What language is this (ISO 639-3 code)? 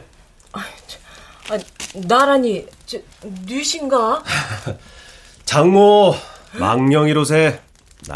kor